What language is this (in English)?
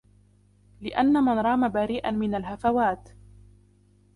Arabic